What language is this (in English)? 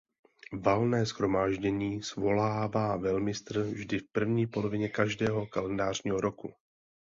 Czech